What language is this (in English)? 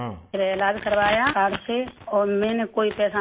Urdu